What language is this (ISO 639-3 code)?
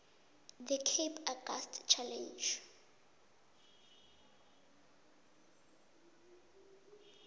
nbl